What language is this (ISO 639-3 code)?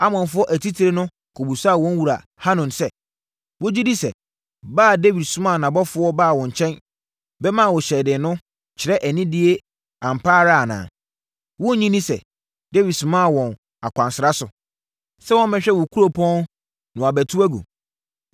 aka